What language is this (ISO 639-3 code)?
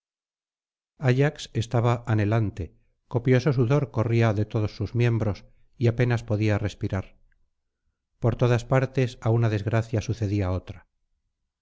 spa